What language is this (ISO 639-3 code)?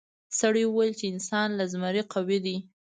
pus